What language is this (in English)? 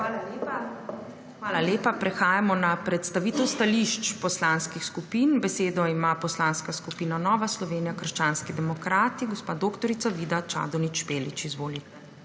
Slovenian